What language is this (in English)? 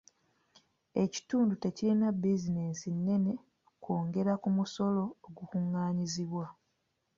Ganda